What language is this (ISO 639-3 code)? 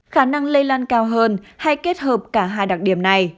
vie